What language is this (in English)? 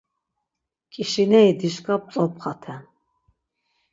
Laz